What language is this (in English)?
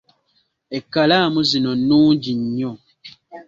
Ganda